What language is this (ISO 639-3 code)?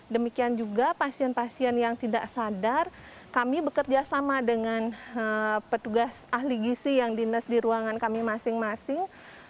ind